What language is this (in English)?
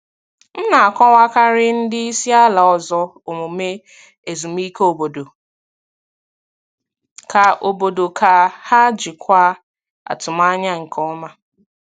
Igbo